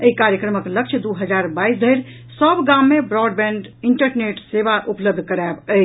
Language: Maithili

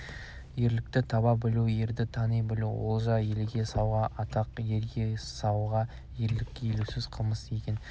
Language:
Kazakh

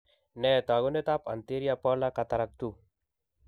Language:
Kalenjin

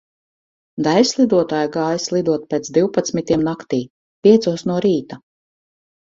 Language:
Latvian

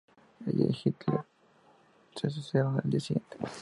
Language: Spanish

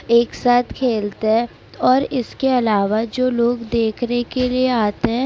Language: Urdu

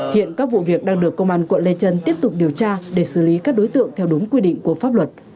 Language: Vietnamese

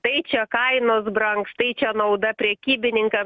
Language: Lithuanian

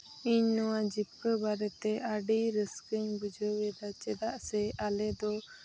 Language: Santali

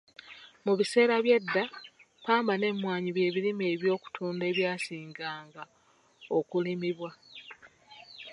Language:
Ganda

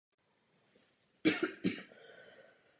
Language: Czech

